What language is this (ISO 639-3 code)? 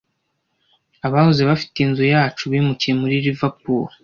kin